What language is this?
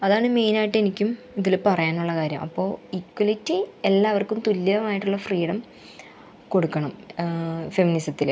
Malayalam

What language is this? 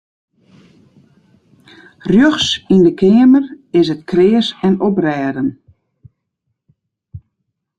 Western Frisian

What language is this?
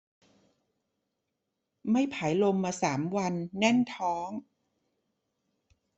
Thai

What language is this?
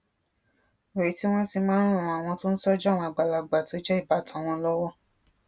Yoruba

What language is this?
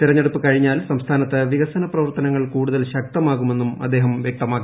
Malayalam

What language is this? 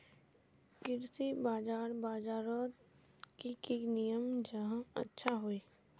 Magahi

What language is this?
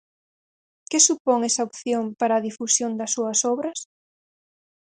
Galician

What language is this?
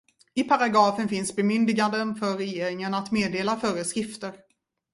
Swedish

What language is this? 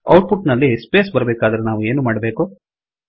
Kannada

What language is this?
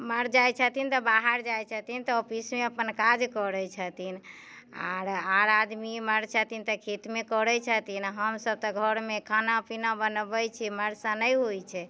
Maithili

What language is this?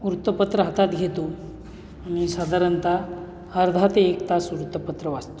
Marathi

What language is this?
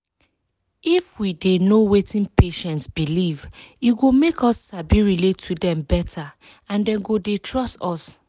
Nigerian Pidgin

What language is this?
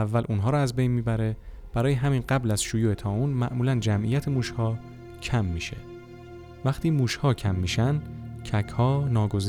Persian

